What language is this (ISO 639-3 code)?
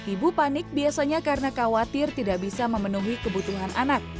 ind